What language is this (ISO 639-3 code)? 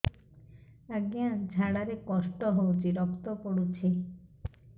ori